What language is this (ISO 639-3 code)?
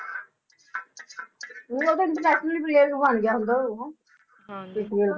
pan